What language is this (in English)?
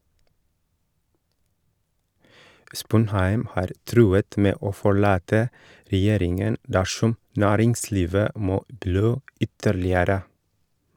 Norwegian